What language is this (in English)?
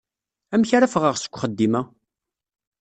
Kabyle